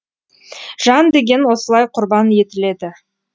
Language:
Kazakh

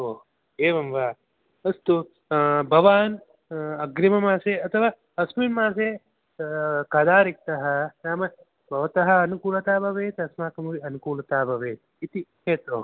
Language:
Sanskrit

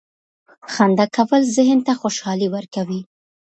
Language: Pashto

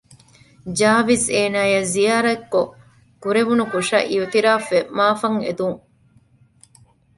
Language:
Divehi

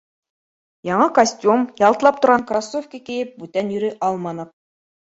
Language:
Bashkir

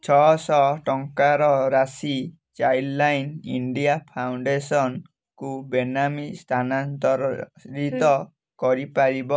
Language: Odia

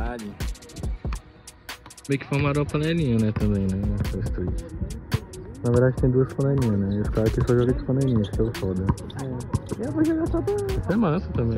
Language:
Portuguese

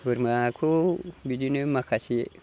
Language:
Bodo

